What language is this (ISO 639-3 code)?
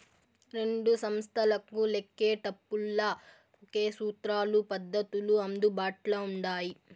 tel